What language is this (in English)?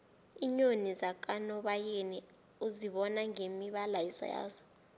South Ndebele